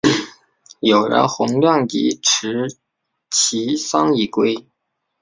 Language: Chinese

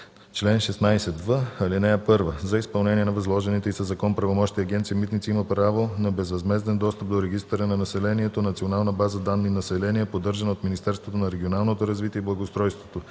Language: Bulgarian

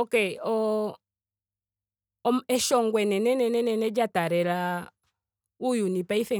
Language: Ndonga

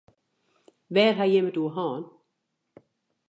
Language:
Western Frisian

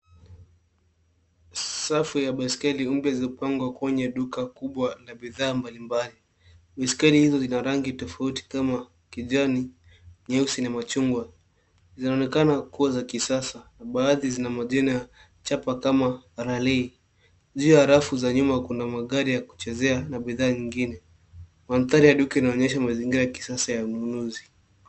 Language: Swahili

